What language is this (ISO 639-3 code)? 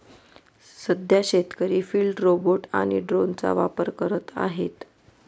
mar